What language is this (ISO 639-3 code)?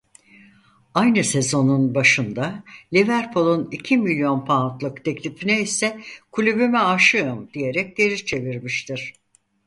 tur